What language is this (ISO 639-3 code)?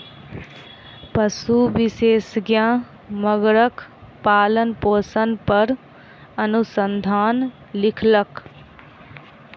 mai